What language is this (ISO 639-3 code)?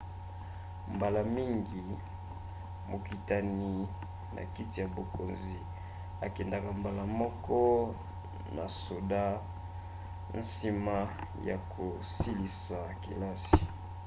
lin